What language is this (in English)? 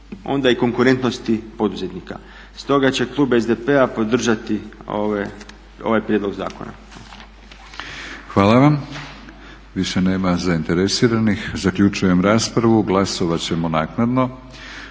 Croatian